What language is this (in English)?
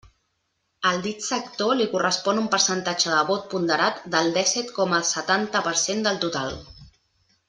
Catalan